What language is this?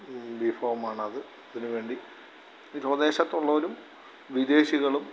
Malayalam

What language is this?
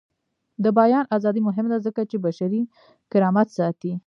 Pashto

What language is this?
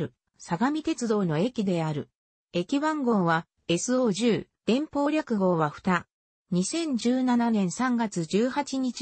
Japanese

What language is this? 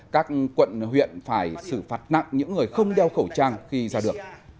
Vietnamese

